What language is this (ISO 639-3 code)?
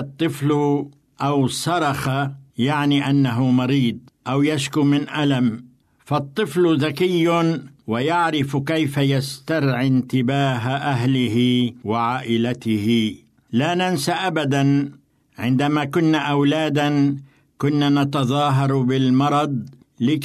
ara